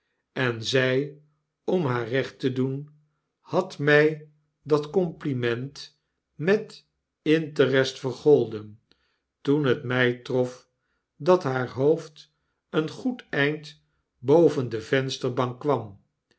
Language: Dutch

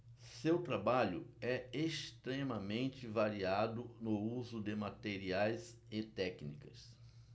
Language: Portuguese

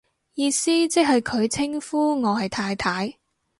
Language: Cantonese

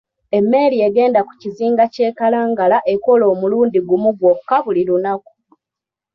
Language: Ganda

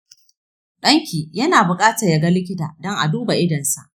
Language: Hausa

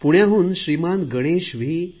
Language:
Marathi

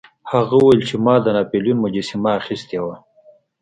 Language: Pashto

